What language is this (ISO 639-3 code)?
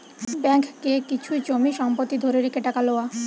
ben